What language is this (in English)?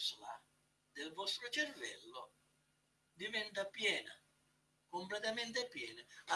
Italian